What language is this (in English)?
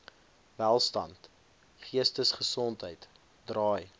Afrikaans